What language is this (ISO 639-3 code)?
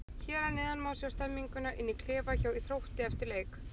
isl